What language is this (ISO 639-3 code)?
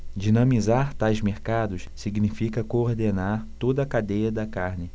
por